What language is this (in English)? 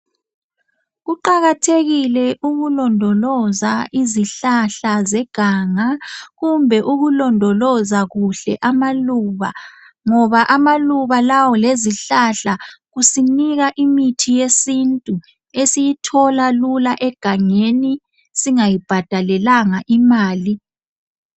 North Ndebele